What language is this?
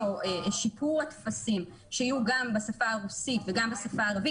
Hebrew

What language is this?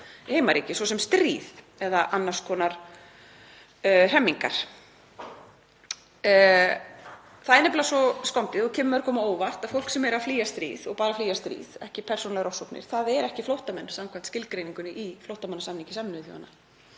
Icelandic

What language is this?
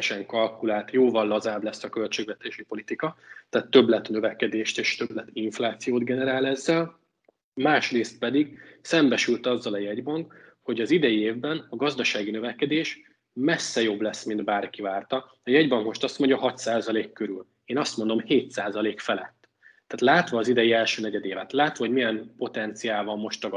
Hungarian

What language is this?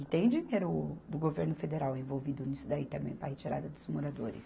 Portuguese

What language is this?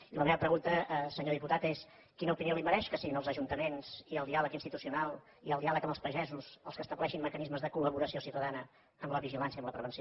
Catalan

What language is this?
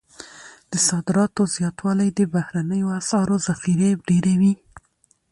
Pashto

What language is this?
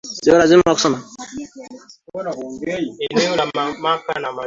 Swahili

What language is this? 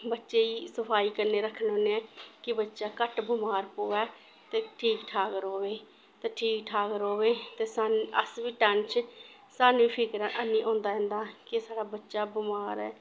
Dogri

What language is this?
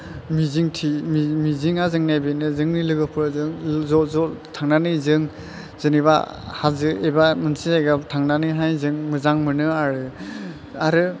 Bodo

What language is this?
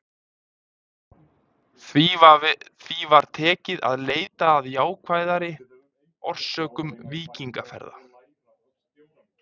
Icelandic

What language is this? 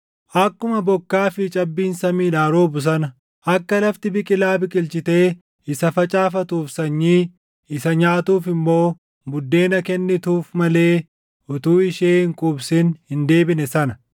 Oromo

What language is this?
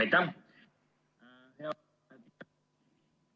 Estonian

